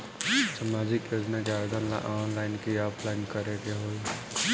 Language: Bhojpuri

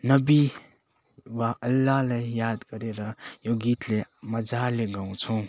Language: Nepali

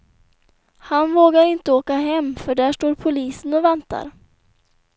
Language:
Swedish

